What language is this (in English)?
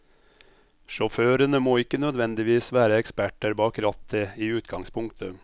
Norwegian